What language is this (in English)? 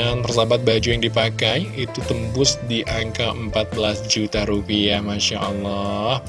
Indonesian